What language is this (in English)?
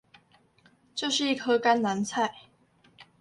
Chinese